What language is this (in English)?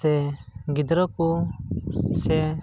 Santali